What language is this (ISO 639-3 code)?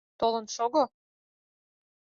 chm